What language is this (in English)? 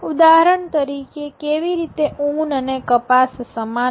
Gujarati